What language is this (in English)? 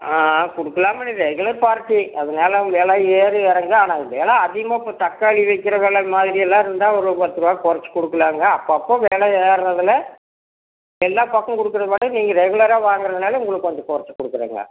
Tamil